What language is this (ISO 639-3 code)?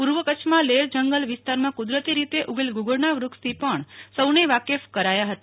guj